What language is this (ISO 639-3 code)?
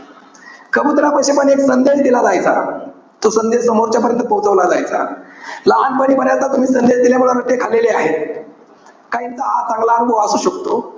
mar